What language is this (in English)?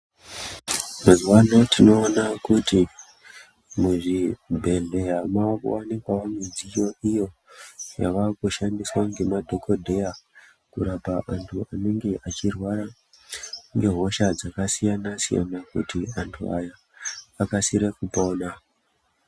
Ndau